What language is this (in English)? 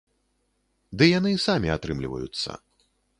Belarusian